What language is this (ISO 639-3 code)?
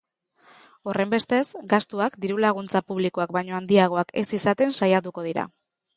eus